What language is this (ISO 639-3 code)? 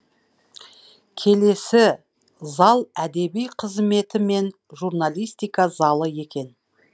kaz